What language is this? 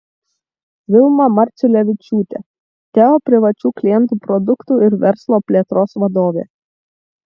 Lithuanian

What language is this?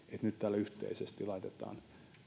Finnish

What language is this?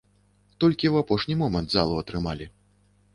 Belarusian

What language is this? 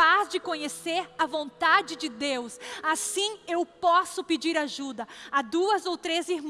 Portuguese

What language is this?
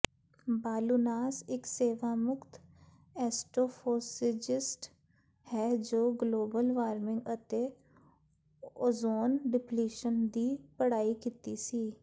Punjabi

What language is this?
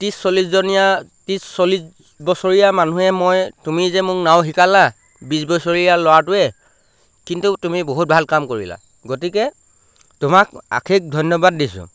Assamese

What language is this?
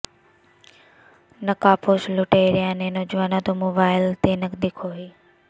Punjabi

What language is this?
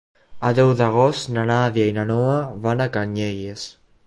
Catalan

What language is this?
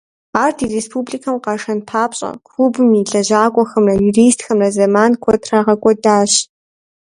Kabardian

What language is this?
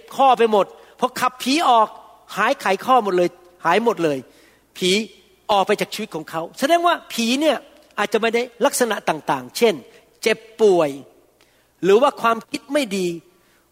Thai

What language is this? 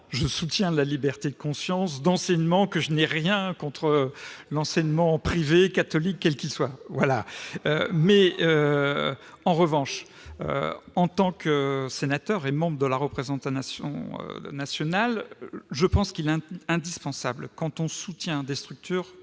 French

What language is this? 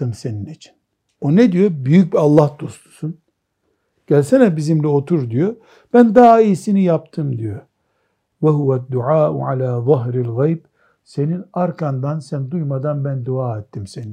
Turkish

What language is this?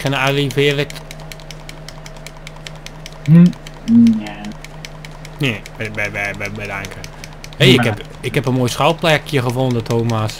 Dutch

